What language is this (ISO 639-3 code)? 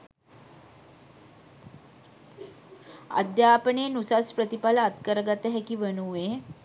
sin